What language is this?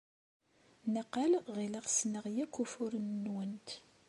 Kabyle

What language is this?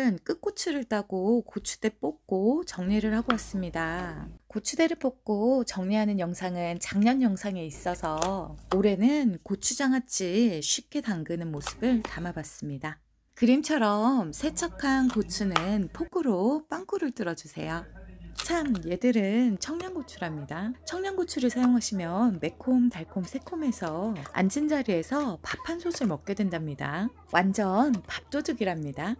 Korean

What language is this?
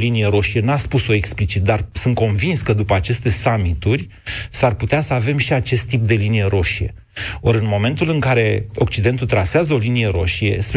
Romanian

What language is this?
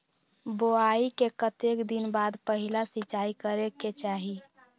Magahi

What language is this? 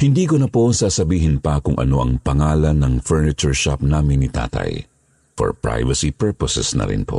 Filipino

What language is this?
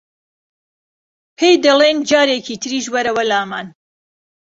Central Kurdish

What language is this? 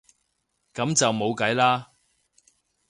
Cantonese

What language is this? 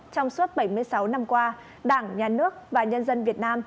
Vietnamese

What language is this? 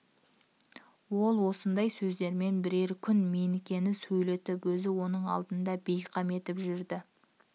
Kazakh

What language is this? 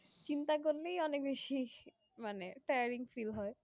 Bangla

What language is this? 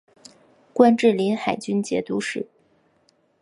Chinese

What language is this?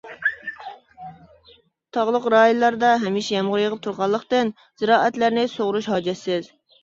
Uyghur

